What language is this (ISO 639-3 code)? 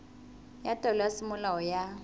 sot